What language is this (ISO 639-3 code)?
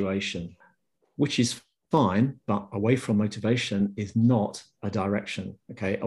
eng